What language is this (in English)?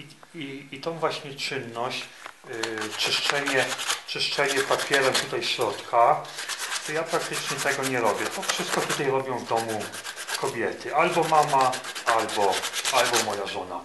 Polish